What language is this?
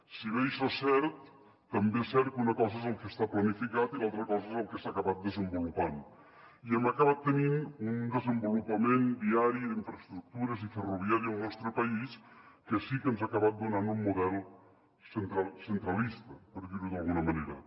Catalan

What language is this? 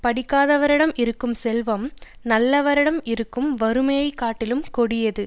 Tamil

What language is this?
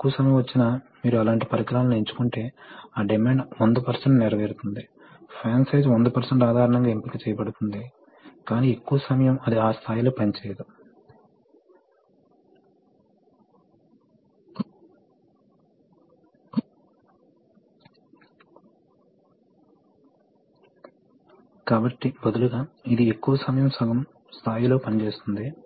Telugu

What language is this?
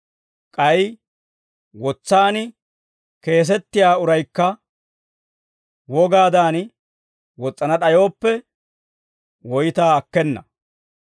Dawro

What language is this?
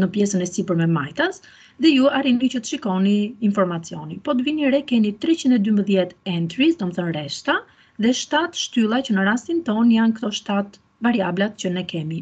Dutch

